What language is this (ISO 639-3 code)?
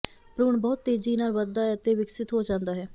pan